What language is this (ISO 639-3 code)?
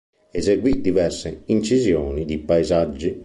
ita